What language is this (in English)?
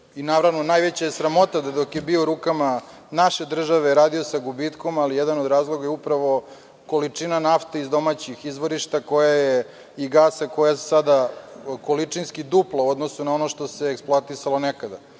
Serbian